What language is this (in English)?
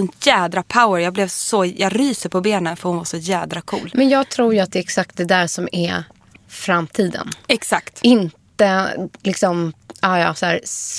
Swedish